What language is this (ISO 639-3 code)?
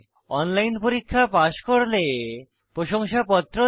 ben